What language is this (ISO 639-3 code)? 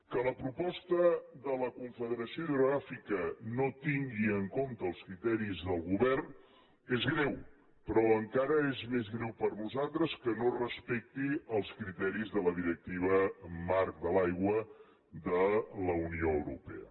cat